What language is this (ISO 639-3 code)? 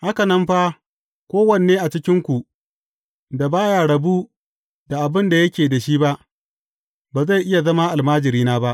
hau